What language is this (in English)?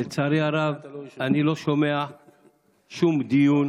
Hebrew